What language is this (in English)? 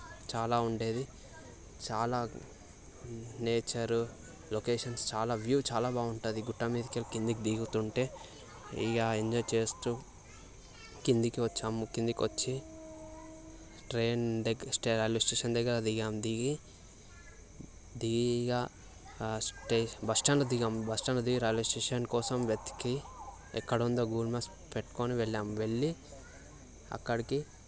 Telugu